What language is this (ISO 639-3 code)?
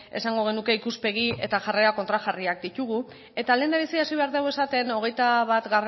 eus